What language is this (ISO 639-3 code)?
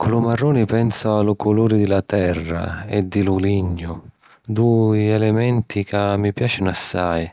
scn